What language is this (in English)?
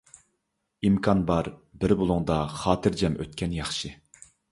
Uyghur